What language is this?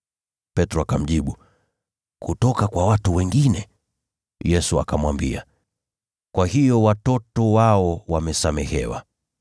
Swahili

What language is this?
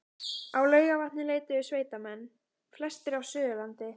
Icelandic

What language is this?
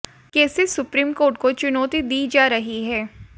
Hindi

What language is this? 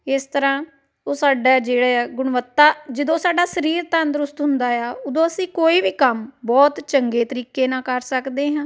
Punjabi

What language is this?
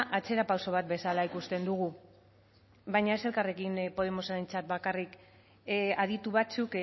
Basque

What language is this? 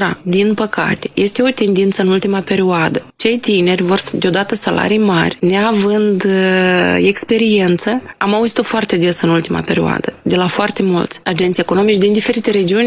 Romanian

